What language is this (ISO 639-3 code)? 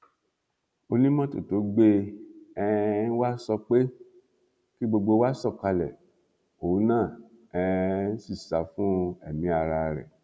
yor